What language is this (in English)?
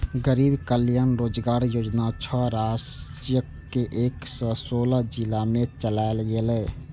Maithili